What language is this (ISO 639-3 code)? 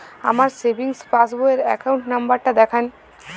ben